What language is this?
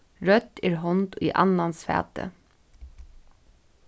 Faroese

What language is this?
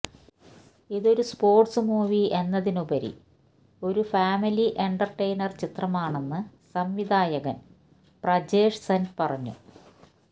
Malayalam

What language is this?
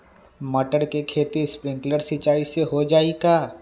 Magahi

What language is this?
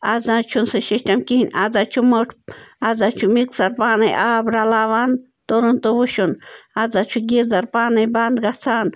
Kashmiri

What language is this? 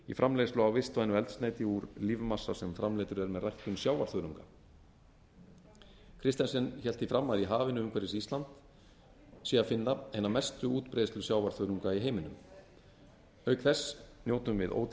Icelandic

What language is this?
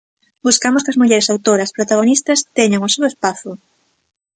Galician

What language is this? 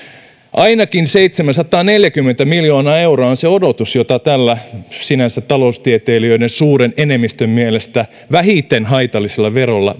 Finnish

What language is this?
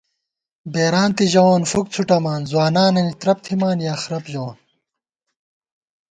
Gawar-Bati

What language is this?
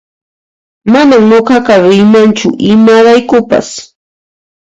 Puno Quechua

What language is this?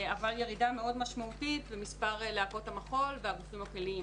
Hebrew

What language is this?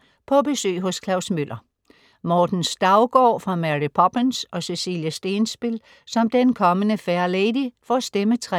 Danish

